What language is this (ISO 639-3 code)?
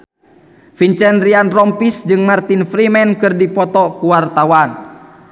sun